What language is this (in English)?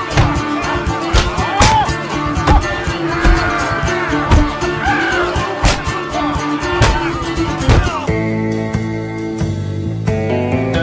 English